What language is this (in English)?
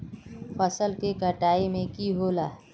Magahi